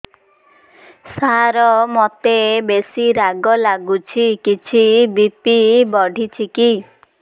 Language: Odia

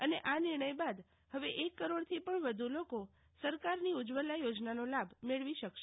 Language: Gujarati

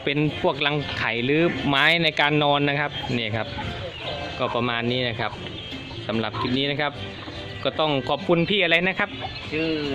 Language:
Thai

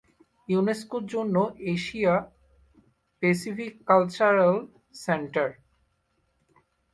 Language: Bangla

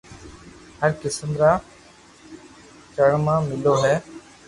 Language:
Loarki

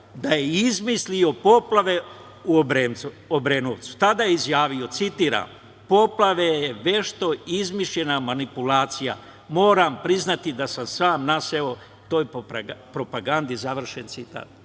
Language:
Serbian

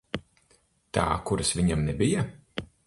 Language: Latvian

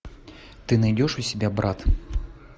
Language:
Russian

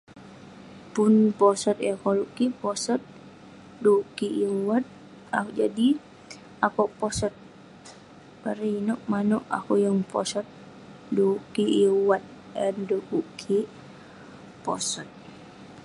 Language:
Western Penan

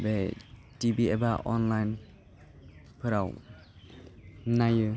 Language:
Bodo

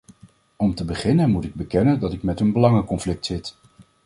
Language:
Dutch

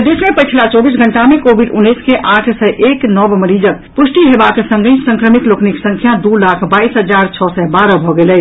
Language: Maithili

